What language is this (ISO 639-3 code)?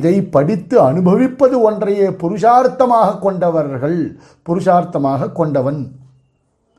tam